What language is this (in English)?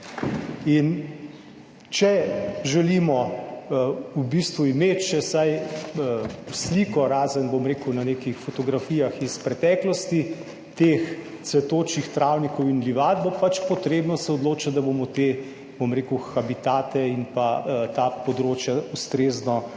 Slovenian